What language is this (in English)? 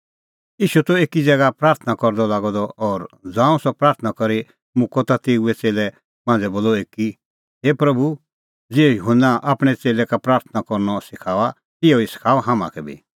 Kullu Pahari